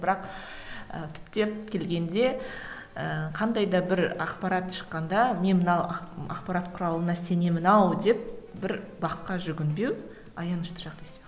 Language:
Kazakh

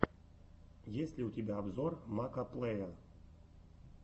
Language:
Russian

